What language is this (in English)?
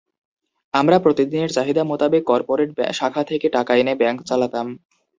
Bangla